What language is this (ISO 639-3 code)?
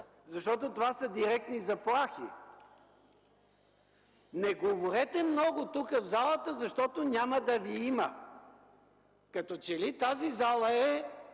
bul